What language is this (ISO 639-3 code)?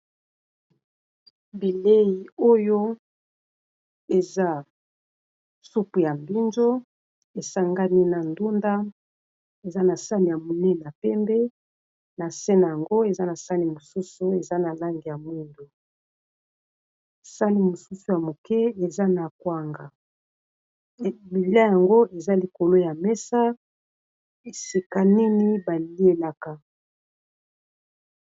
lin